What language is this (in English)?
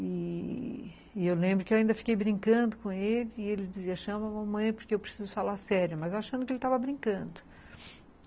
Portuguese